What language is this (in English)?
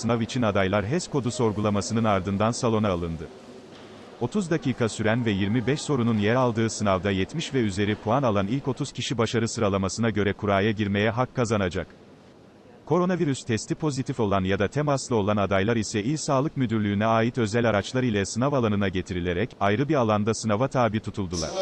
Turkish